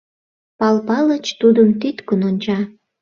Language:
Mari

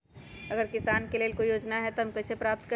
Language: Magahi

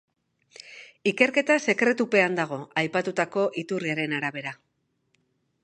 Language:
Basque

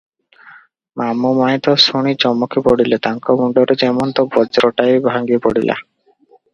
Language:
Odia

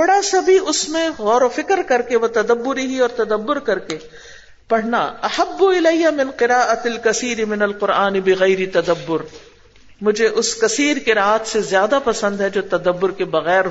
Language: Urdu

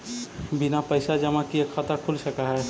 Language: Magahi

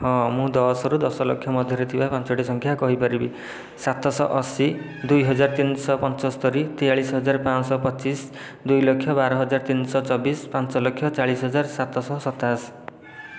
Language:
Odia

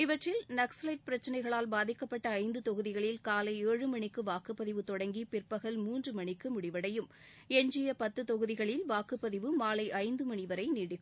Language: Tamil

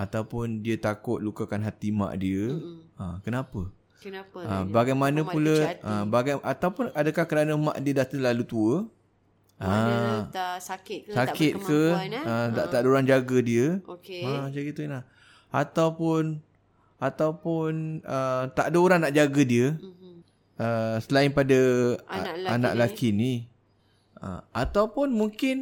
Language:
Malay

